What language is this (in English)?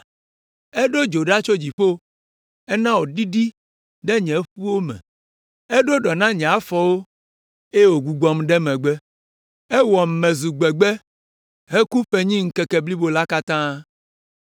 Ewe